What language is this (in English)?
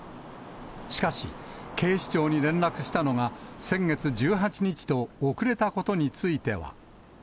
Japanese